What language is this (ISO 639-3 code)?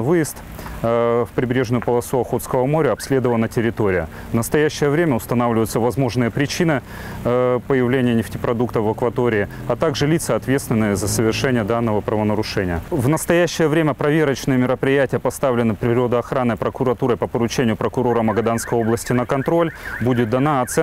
rus